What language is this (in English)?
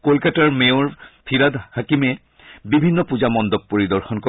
Assamese